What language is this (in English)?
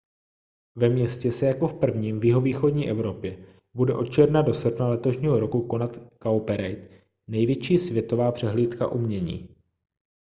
Czech